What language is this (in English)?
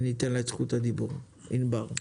Hebrew